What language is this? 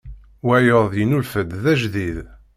Kabyle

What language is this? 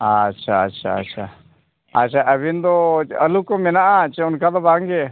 Santali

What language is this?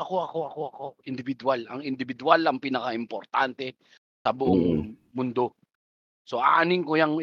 Filipino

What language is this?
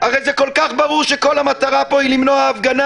Hebrew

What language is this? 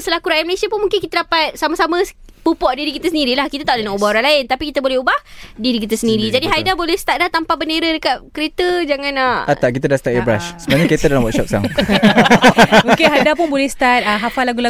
Malay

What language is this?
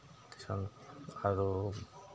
Assamese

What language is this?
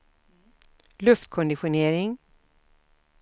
Swedish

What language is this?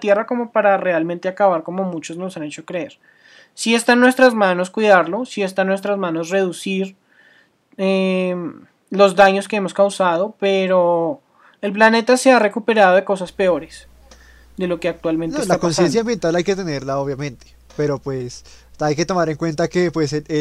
Spanish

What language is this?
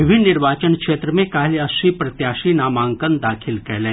Maithili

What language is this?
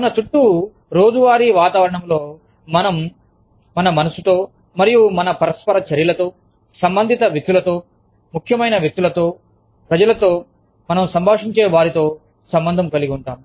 Telugu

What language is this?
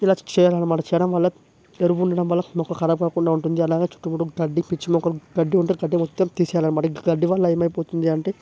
Telugu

